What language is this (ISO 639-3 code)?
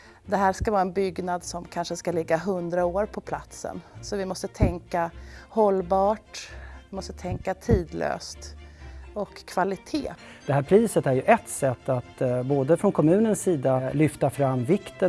swe